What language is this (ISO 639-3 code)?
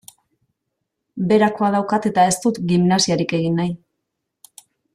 eus